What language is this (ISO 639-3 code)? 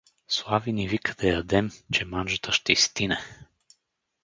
bul